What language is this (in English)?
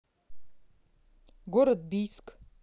Russian